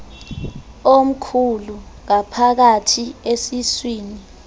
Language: Xhosa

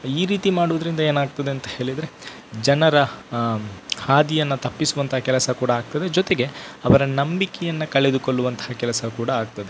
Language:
Kannada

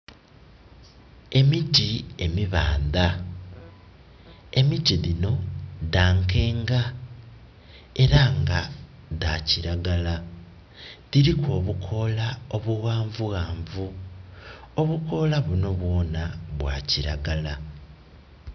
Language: Soga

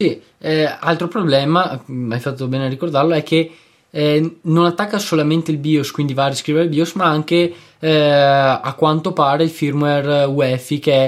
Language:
Italian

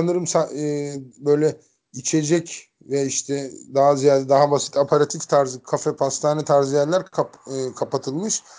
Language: Turkish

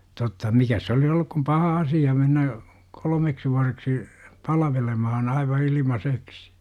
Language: Finnish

